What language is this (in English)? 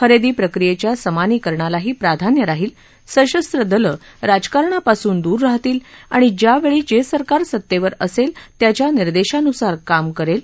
Marathi